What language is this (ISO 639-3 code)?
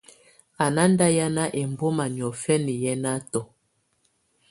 tvu